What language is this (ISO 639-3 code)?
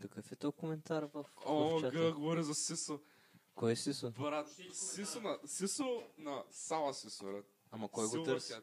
bul